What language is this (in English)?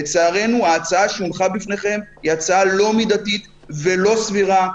Hebrew